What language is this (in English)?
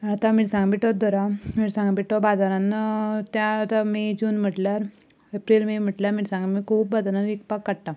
Konkani